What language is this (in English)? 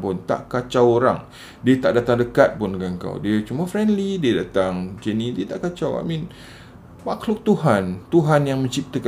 Malay